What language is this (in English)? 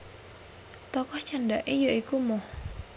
Javanese